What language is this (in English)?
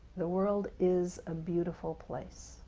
English